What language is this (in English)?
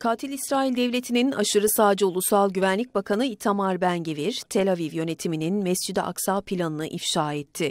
Turkish